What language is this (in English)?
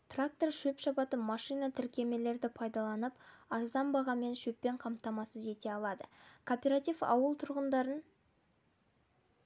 Kazakh